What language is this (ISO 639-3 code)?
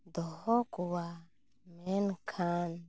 sat